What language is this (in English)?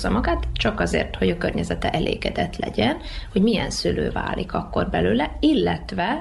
Hungarian